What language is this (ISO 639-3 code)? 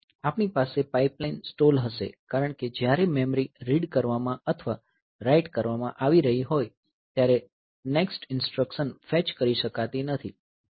guj